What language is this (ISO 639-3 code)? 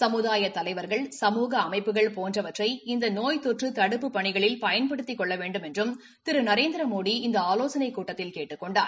tam